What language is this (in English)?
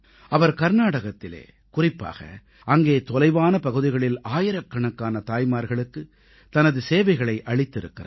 Tamil